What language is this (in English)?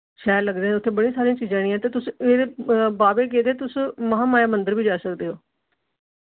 Dogri